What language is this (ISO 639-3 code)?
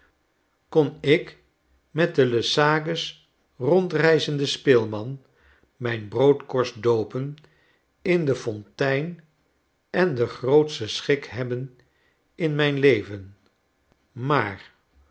nld